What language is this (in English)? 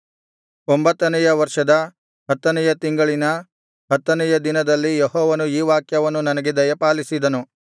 Kannada